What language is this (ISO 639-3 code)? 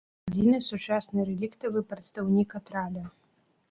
bel